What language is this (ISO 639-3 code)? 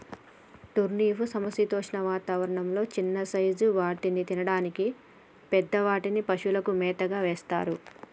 tel